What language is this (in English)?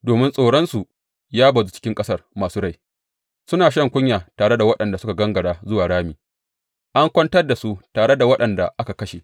Hausa